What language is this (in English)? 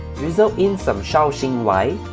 English